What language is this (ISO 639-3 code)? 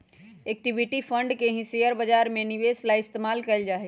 mag